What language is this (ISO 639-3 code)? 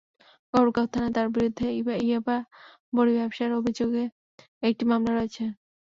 ben